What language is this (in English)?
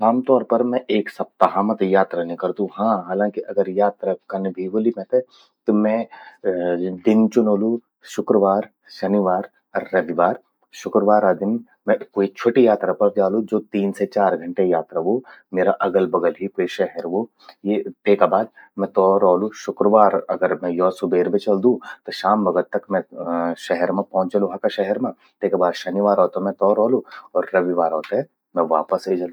Garhwali